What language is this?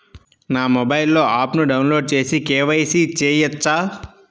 Telugu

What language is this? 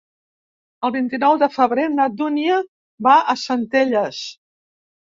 Catalan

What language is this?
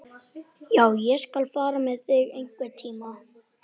Icelandic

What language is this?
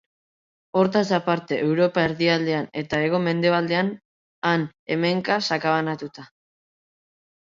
Basque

